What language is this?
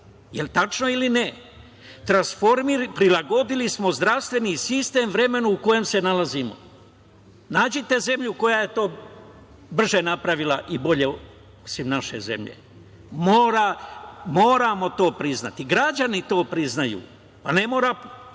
Serbian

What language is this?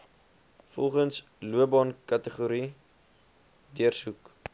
Afrikaans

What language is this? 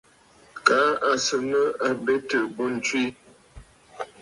Bafut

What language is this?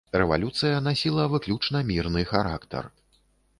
Belarusian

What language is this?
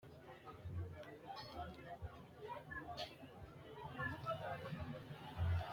Sidamo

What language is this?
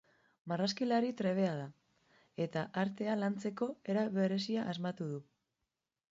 Basque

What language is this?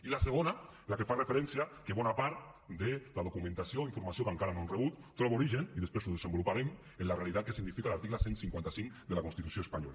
Catalan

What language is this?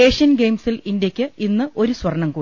Malayalam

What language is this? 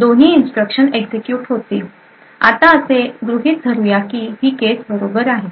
Marathi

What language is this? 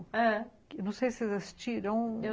Portuguese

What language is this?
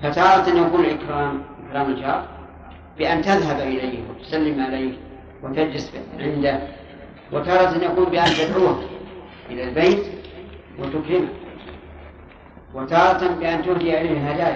Arabic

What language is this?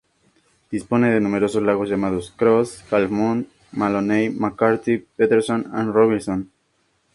Spanish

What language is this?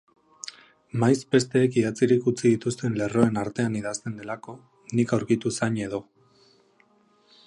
Basque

